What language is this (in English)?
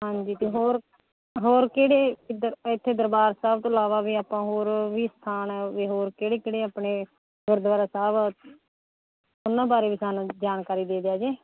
Punjabi